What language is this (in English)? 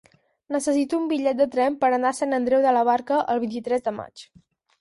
Catalan